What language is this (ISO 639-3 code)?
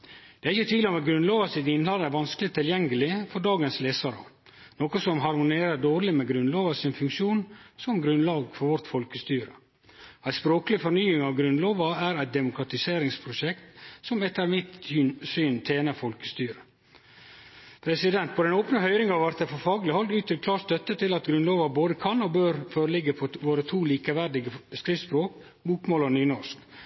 nno